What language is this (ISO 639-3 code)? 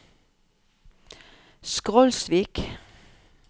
nor